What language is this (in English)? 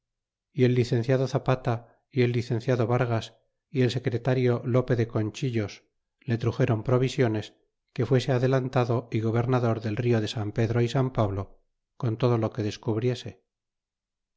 Spanish